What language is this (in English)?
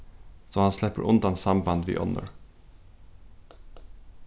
Faroese